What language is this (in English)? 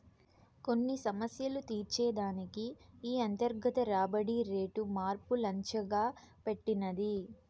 Telugu